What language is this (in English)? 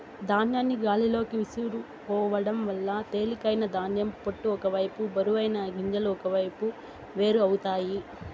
Telugu